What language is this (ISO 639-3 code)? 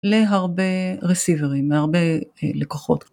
heb